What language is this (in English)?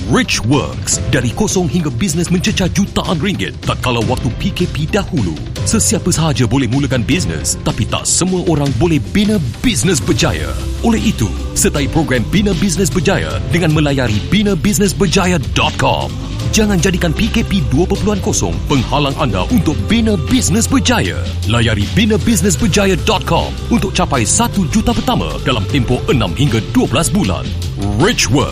Malay